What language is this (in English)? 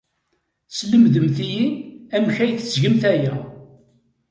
Kabyle